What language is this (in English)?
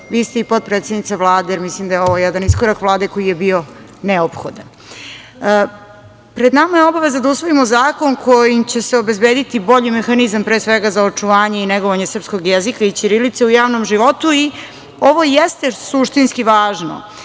Serbian